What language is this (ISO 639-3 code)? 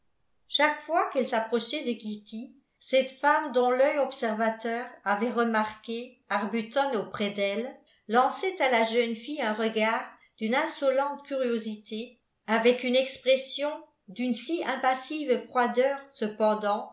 fra